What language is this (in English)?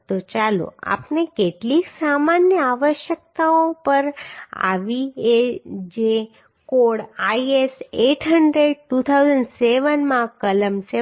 Gujarati